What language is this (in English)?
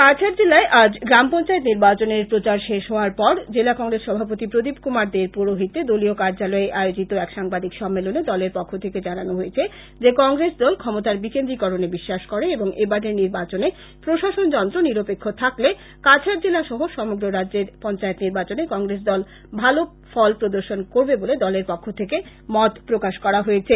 Bangla